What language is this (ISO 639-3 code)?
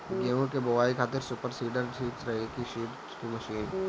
bho